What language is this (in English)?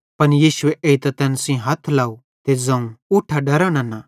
Bhadrawahi